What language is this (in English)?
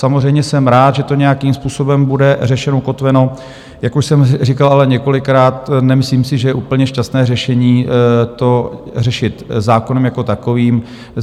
Czech